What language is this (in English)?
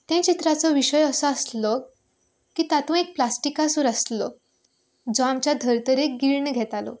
Konkani